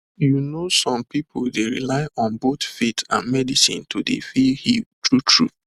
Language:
Nigerian Pidgin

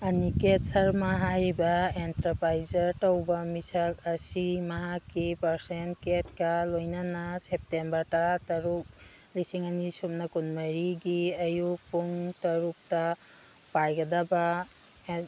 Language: Manipuri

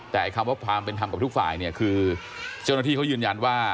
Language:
Thai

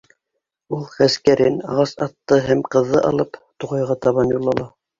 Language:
Bashkir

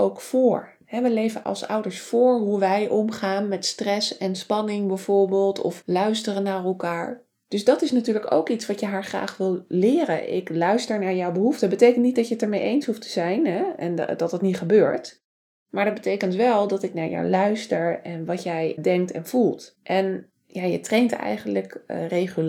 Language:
Dutch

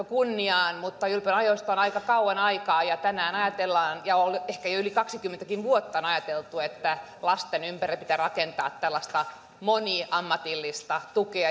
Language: Finnish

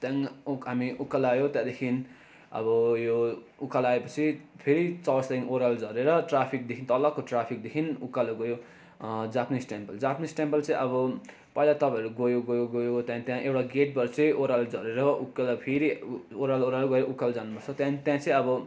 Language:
Nepali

